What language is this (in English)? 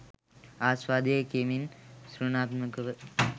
Sinhala